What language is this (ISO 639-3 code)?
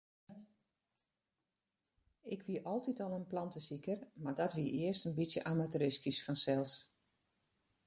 fry